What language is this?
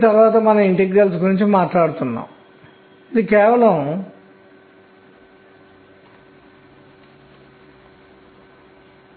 Telugu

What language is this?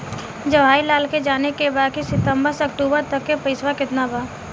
Bhojpuri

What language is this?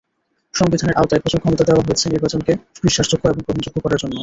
Bangla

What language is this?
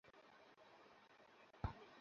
Bangla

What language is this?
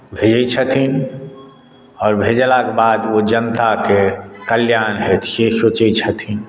Maithili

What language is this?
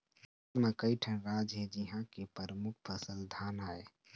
Chhattisgarhi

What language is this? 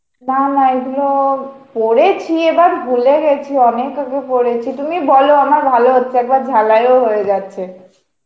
Bangla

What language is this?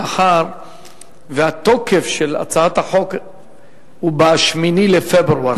Hebrew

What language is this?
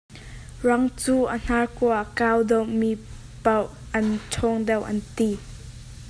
Hakha Chin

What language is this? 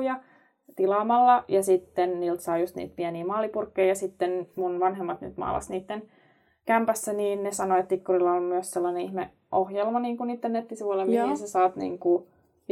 Finnish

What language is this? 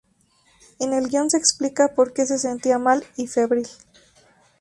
Spanish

